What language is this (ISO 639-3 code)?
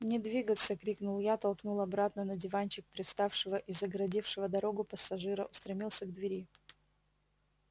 rus